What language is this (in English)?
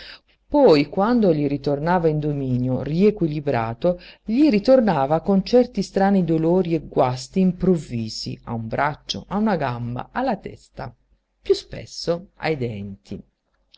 Italian